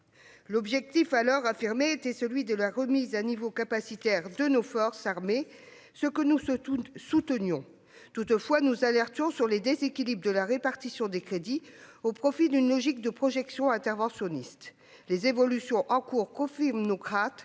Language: French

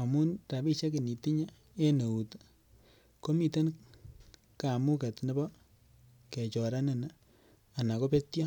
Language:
Kalenjin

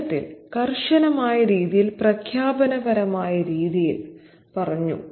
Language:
Malayalam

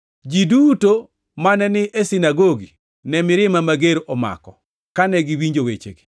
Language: Luo (Kenya and Tanzania)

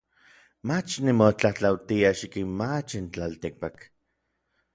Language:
Orizaba Nahuatl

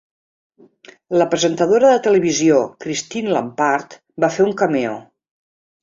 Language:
Catalan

